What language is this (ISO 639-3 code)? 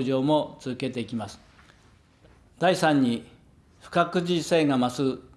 jpn